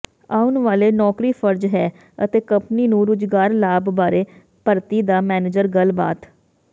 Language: Punjabi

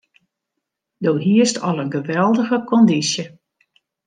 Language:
Western Frisian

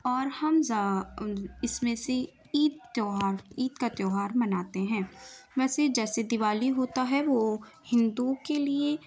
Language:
Urdu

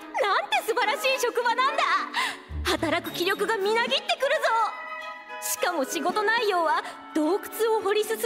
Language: Japanese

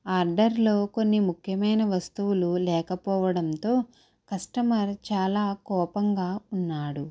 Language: Telugu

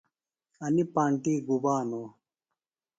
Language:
Phalura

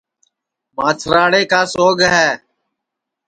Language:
Sansi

